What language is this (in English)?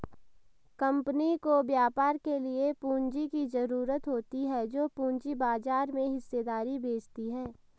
Hindi